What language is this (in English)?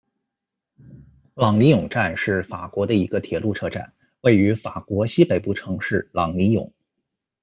Chinese